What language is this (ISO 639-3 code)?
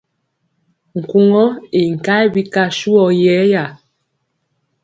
mcx